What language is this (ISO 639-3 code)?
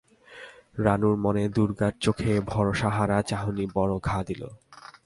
ben